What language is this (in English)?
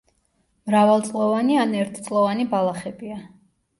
Georgian